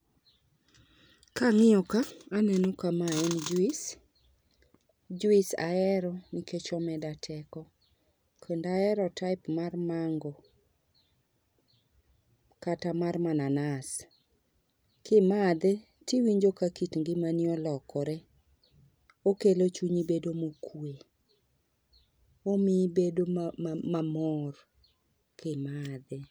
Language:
Luo (Kenya and Tanzania)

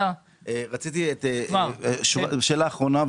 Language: Hebrew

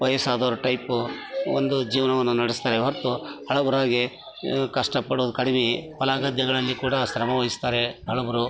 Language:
Kannada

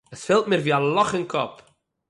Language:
Yiddish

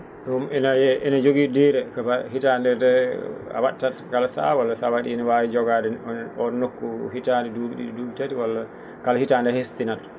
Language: Fula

